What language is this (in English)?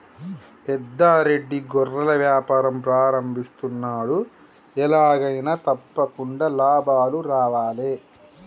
Telugu